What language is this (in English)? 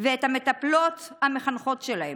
Hebrew